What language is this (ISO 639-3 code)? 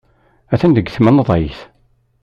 kab